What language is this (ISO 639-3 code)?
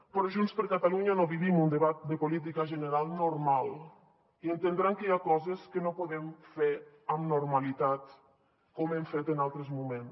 cat